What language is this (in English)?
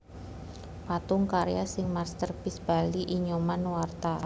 Javanese